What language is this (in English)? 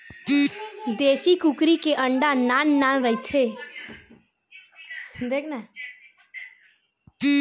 Chhattisgarhi